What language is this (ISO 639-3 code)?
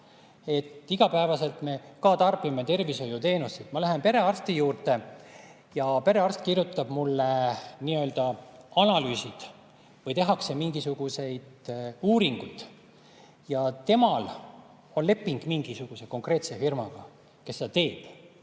est